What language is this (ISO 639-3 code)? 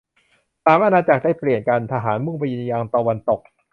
tha